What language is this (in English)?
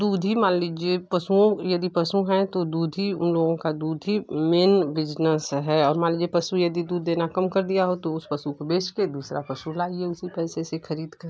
Hindi